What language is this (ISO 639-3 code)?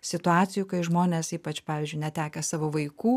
lit